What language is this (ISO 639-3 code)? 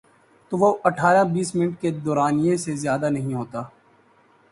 urd